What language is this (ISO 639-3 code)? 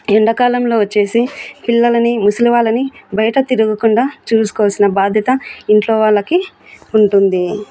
tel